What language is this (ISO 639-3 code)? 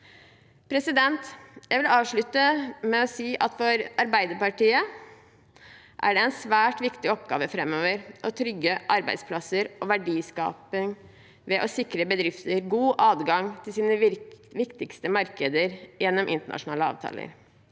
nor